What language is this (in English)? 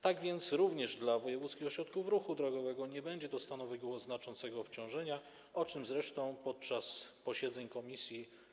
Polish